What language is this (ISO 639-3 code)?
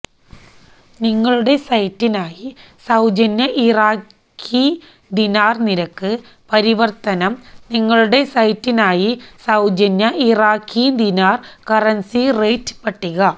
mal